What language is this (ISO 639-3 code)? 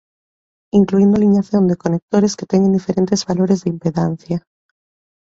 glg